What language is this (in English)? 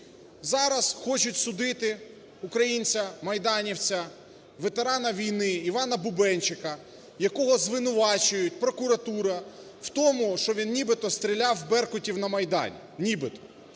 Ukrainian